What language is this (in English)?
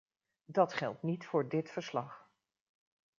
Dutch